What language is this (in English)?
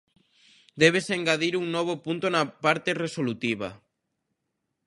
Galician